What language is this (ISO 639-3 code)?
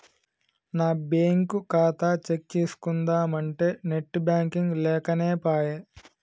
tel